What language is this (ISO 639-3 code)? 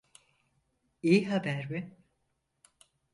tur